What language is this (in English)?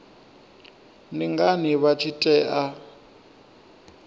Venda